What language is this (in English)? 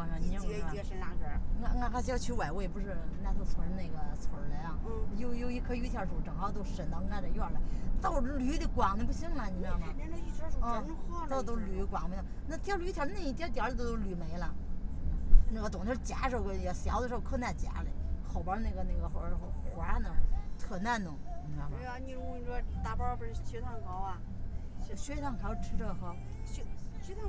Chinese